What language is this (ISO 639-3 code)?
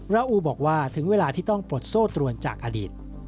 tha